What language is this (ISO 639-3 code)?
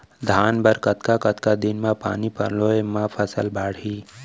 hne